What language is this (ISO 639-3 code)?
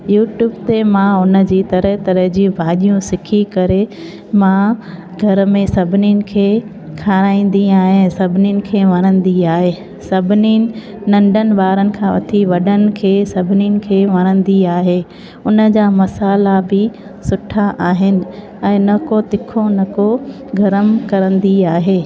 snd